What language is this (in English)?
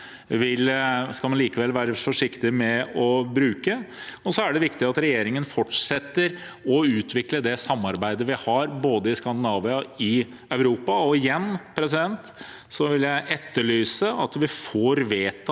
Norwegian